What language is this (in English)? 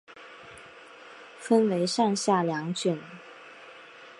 Chinese